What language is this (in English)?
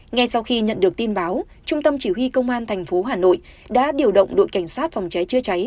Vietnamese